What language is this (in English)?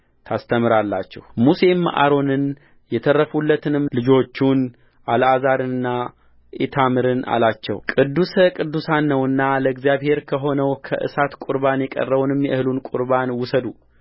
Amharic